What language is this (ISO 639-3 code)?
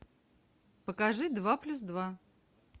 rus